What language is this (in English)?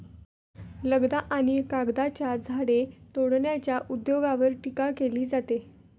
Marathi